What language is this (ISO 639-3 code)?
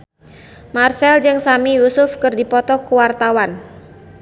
sun